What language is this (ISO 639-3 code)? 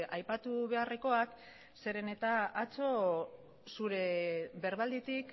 eus